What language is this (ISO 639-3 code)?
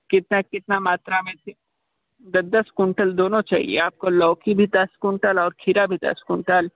hin